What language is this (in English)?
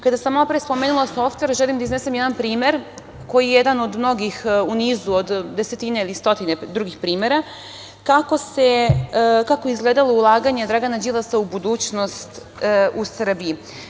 Serbian